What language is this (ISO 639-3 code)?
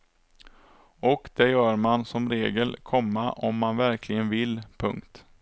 swe